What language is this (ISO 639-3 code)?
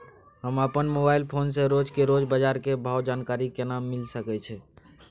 mai